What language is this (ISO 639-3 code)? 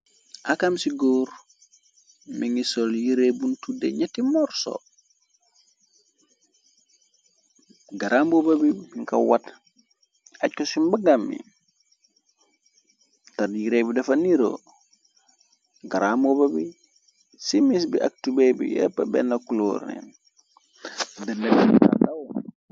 wol